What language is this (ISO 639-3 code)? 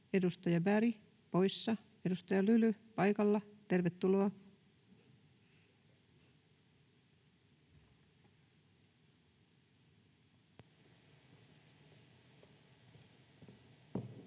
fin